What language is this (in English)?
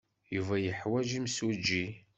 Kabyle